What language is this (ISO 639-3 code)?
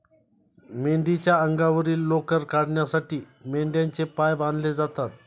mar